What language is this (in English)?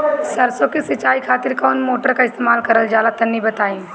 Bhojpuri